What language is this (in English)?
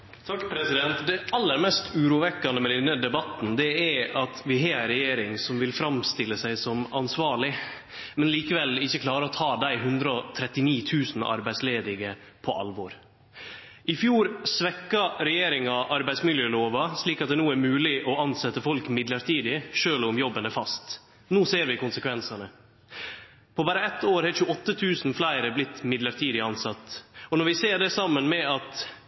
Norwegian Nynorsk